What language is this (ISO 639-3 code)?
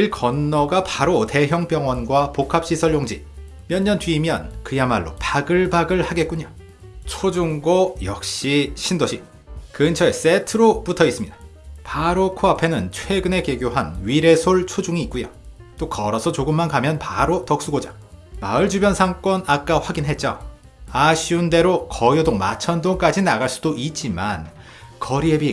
kor